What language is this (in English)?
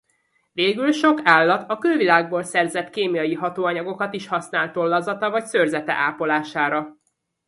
Hungarian